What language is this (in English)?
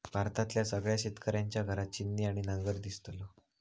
Marathi